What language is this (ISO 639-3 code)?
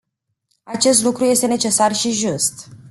ron